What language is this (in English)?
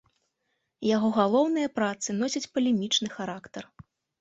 Belarusian